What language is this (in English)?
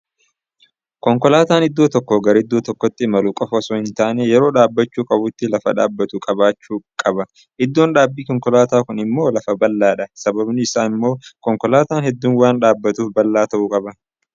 Oromo